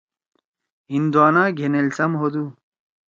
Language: Torwali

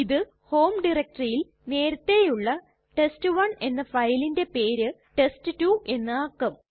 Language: Malayalam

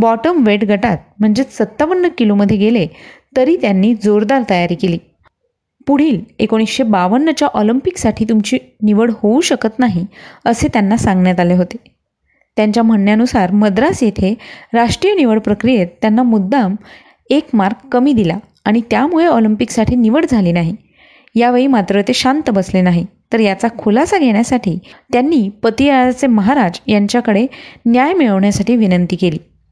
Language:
Marathi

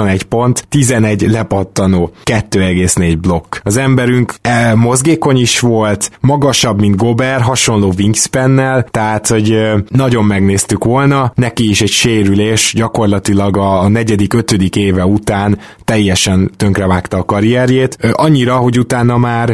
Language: Hungarian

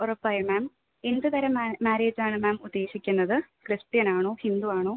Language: Malayalam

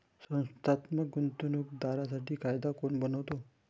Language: Marathi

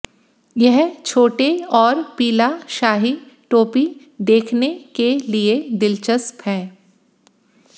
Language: Hindi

